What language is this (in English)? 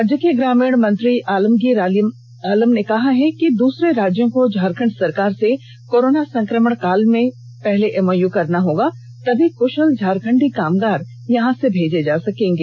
Hindi